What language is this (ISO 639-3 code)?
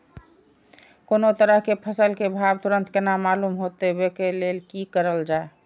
mai